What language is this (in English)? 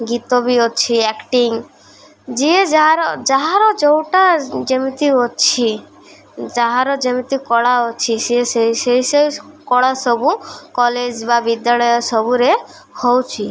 Odia